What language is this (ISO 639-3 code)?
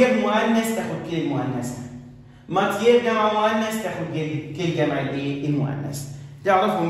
ara